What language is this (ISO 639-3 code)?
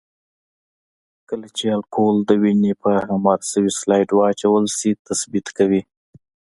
pus